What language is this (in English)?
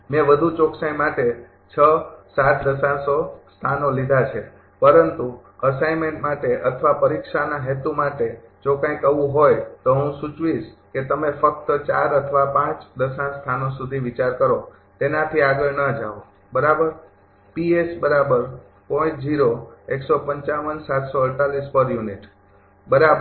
Gujarati